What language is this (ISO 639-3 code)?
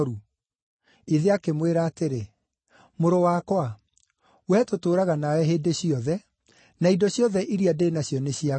kik